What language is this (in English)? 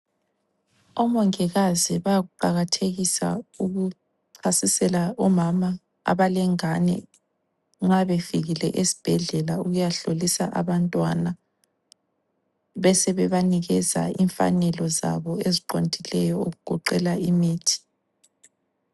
North Ndebele